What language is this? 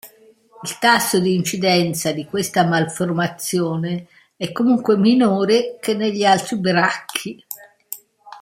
Italian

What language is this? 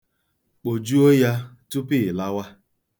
Igbo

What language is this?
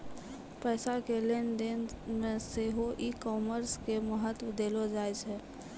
Maithili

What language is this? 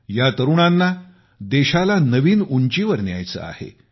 Marathi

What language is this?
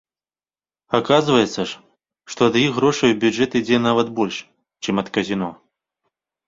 Belarusian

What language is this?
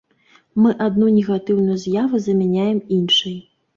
Belarusian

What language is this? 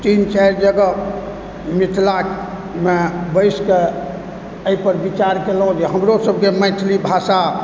Maithili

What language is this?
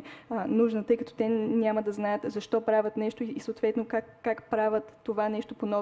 Bulgarian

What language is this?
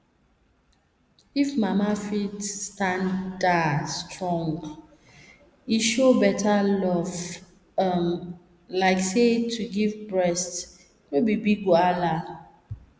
Nigerian Pidgin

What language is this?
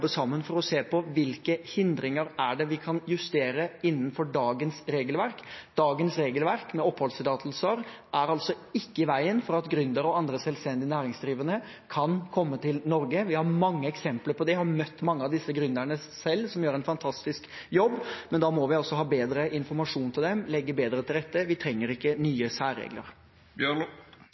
Norwegian Bokmål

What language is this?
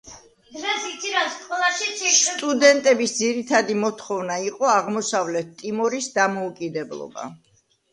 Georgian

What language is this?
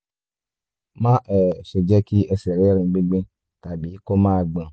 Yoruba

